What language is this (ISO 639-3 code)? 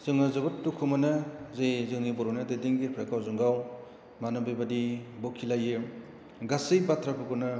brx